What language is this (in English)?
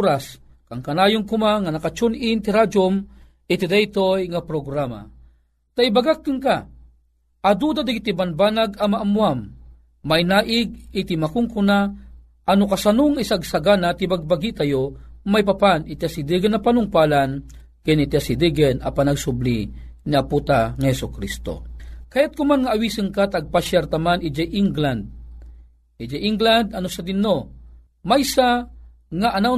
Filipino